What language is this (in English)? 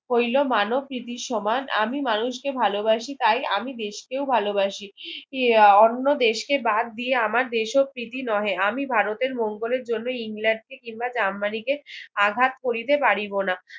Bangla